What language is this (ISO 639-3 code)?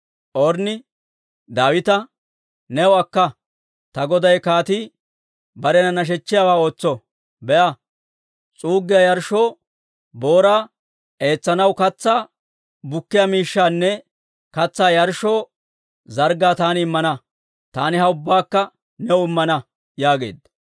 dwr